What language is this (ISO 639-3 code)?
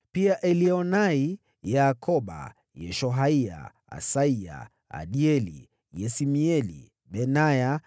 swa